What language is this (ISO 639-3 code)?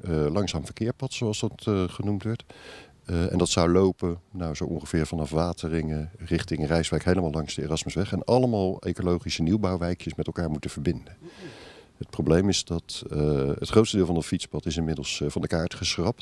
nld